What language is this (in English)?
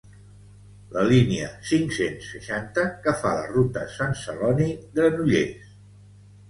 Catalan